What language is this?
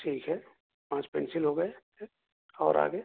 Urdu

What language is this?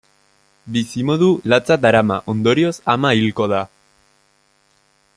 Basque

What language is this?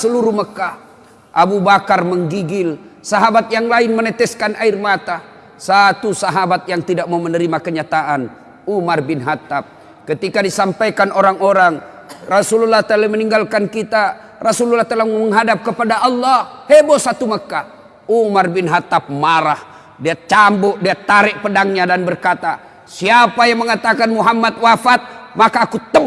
Indonesian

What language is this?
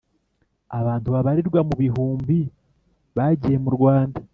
Kinyarwanda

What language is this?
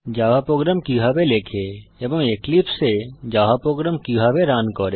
Bangla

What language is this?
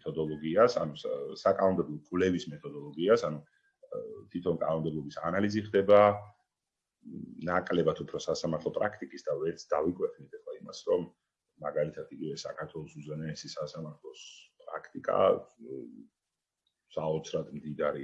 Italian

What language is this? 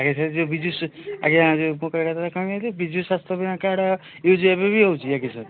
Odia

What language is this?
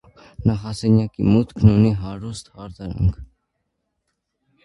Armenian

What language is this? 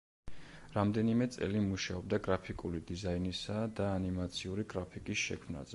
Georgian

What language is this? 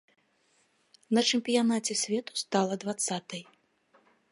Belarusian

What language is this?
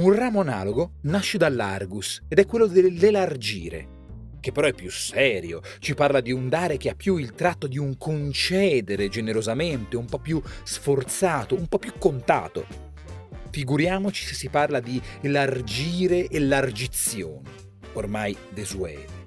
Italian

